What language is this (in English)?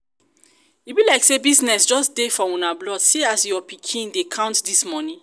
Nigerian Pidgin